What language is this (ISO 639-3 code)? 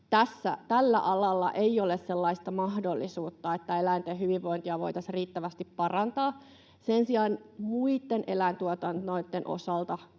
fin